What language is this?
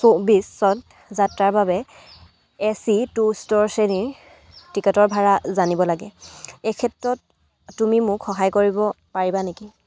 Assamese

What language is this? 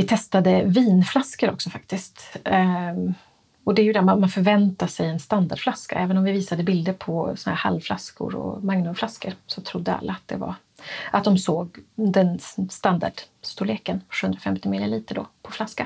Swedish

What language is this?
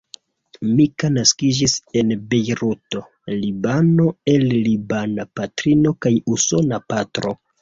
Esperanto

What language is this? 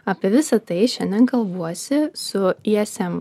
Lithuanian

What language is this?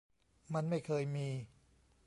Thai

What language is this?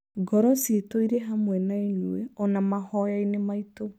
Kikuyu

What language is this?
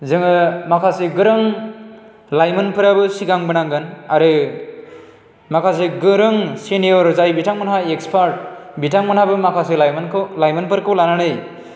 Bodo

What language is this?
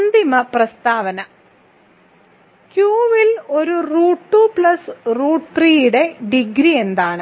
Malayalam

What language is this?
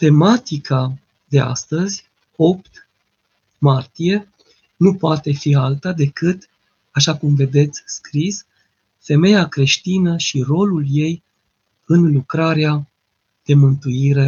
Romanian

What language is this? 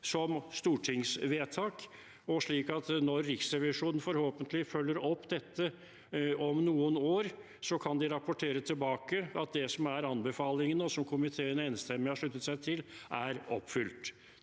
Norwegian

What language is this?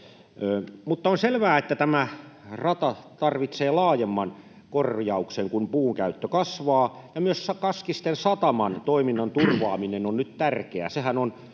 Finnish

